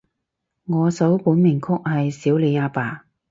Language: Cantonese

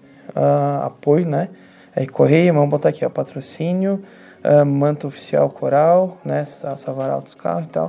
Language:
Portuguese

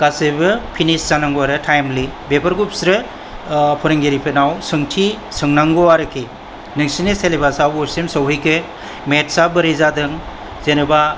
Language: Bodo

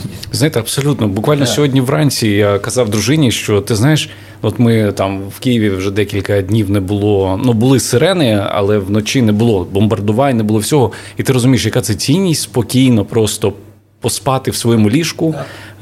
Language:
Ukrainian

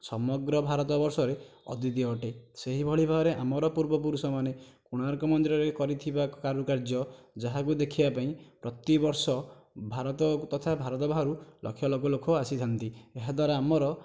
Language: Odia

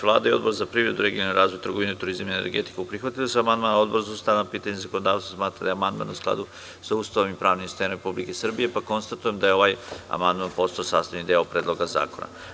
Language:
Serbian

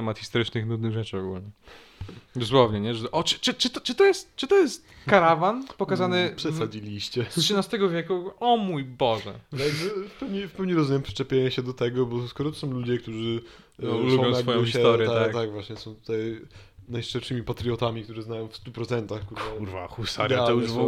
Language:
Polish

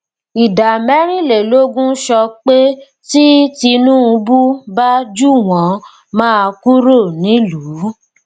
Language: Yoruba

